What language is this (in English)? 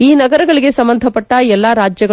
Kannada